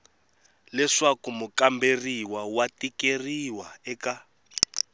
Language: Tsonga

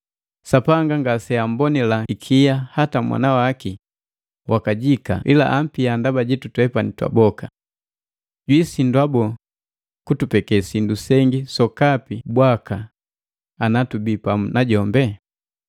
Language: Matengo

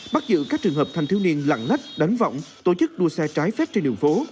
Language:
Vietnamese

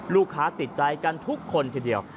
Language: Thai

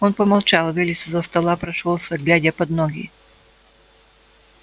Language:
Russian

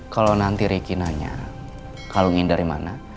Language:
Indonesian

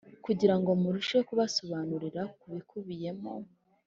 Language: Kinyarwanda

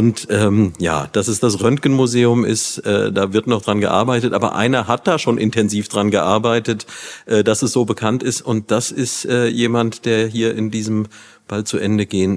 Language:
German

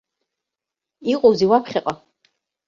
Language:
Abkhazian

